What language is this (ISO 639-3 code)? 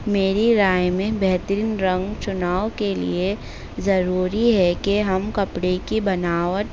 urd